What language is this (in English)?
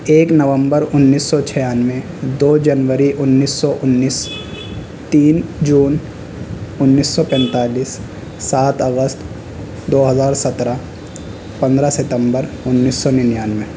Urdu